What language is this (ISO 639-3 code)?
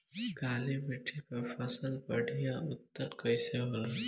bho